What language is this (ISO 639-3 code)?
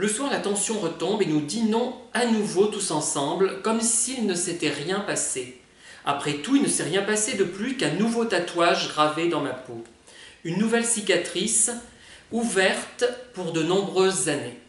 fra